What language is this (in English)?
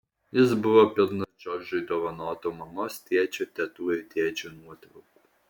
Lithuanian